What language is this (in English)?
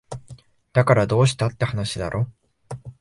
Japanese